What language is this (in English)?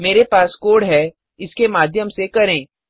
Hindi